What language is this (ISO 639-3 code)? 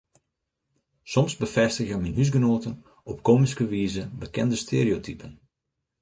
fry